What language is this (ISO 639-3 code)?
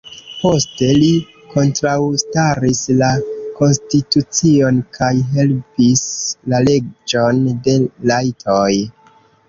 epo